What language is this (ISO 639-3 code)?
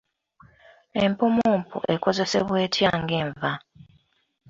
lug